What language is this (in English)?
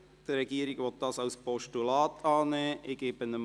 Swiss German